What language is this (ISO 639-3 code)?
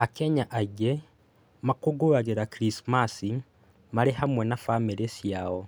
kik